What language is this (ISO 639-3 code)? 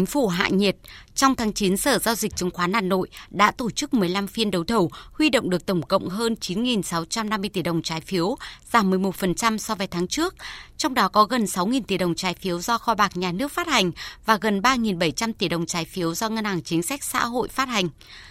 vie